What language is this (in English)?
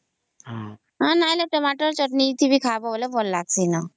Odia